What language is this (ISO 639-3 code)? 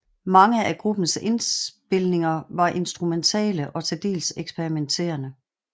dan